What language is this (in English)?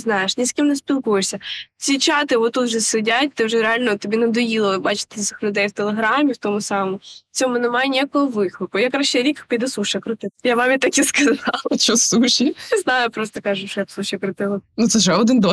Ukrainian